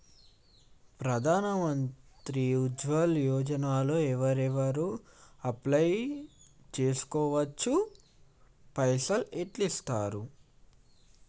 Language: Telugu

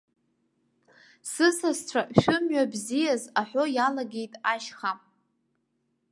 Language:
Abkhazian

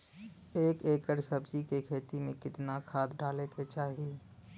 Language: Bhojpuri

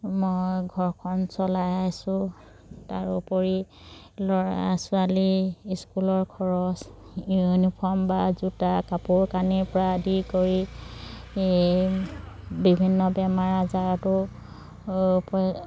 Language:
Assamese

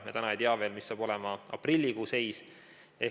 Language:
Estonian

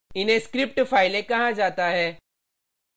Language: Hindi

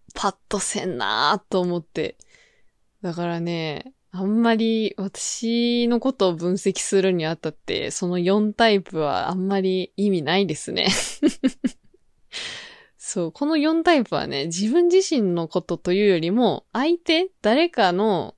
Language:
Japanese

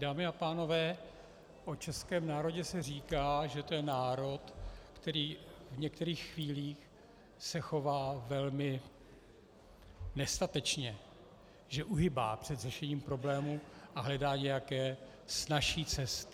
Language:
Czech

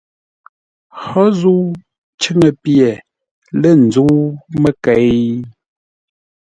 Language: Ngombale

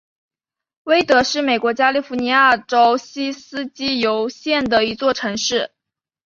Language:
Chinese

